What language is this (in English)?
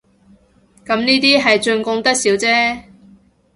Cantonese